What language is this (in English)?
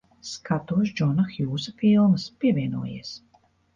Latvian